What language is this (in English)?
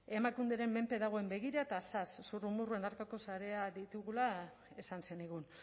Basque